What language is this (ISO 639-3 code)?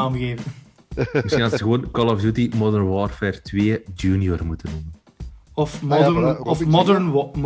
nld